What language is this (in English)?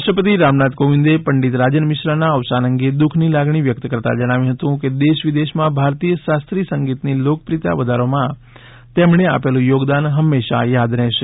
Gujarati